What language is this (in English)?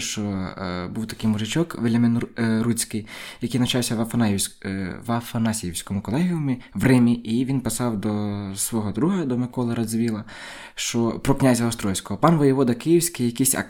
Ukrainian